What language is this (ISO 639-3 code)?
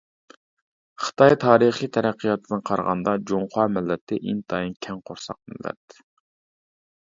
uig